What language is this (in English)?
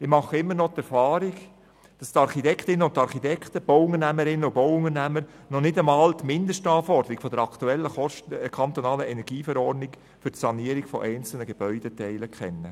Swiss German